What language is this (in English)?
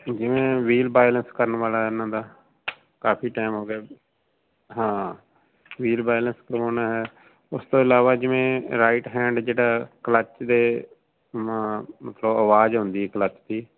Punjabi